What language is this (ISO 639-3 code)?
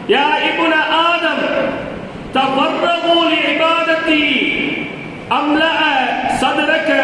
tam